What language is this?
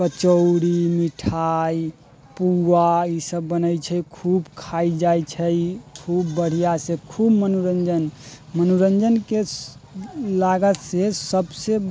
Maithili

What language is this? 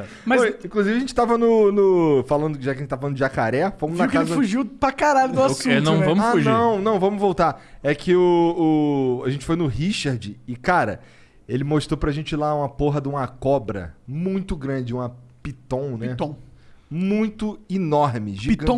Portuguese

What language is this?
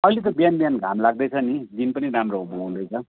Nepali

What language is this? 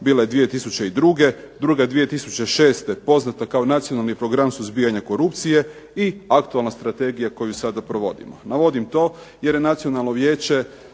Croatian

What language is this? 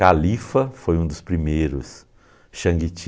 Portuguese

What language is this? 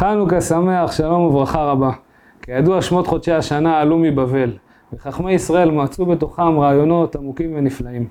Hebrew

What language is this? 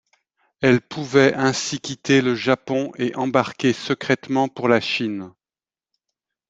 French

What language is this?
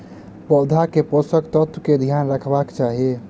Maithili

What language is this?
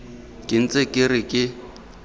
Tswana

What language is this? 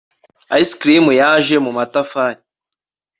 Kinyarwanda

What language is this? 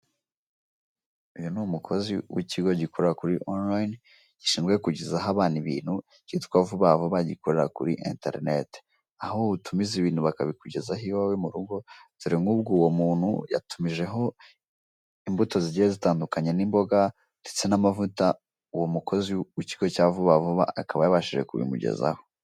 Kinyarwanda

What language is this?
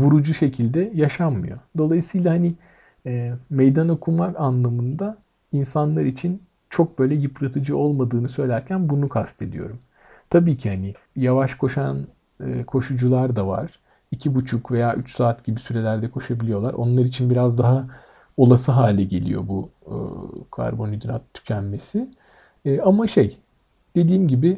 Turkish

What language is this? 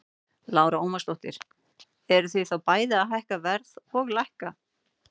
Icelandic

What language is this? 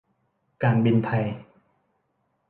Thai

